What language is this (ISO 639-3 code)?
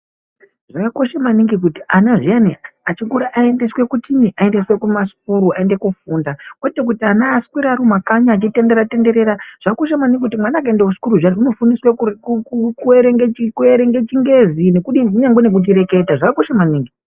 ndc